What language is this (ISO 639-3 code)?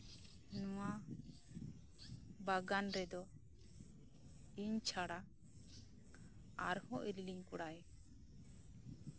sat